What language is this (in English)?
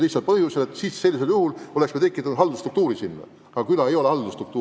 Estonian